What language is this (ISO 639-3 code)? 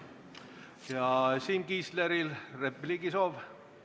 est